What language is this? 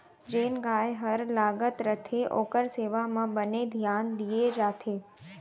Chhattisgarhi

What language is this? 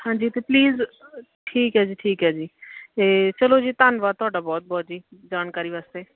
Punjabi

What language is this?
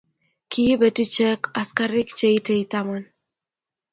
Kalenjin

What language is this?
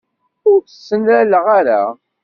Kabyle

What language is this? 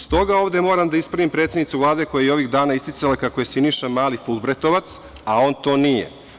Serbian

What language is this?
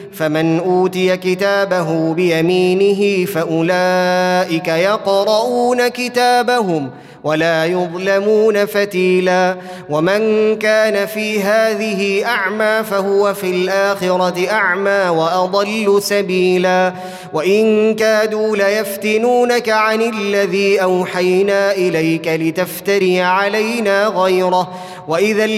Arabic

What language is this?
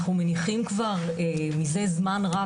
Hebrew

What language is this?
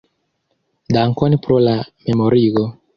Esperanto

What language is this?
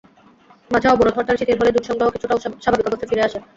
Bangla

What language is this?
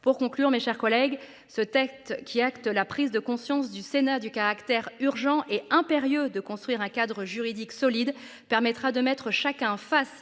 French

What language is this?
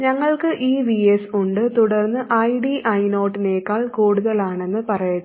Malayalam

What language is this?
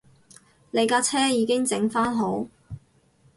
Cantonese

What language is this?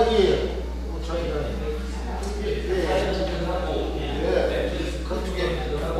Korean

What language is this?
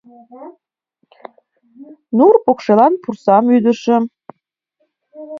Mari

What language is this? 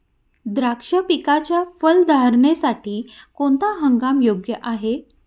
Marathi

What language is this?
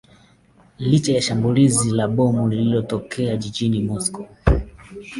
Swahili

